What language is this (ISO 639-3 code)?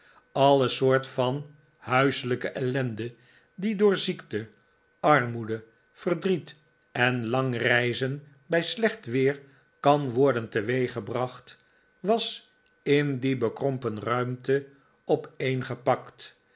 nld